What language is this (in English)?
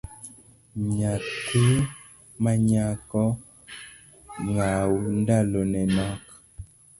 Luo (Kenya and Tanzania)